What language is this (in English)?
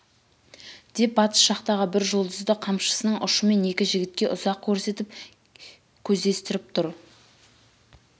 Kazakh